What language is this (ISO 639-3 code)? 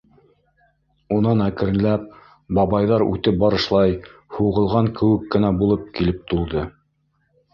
bak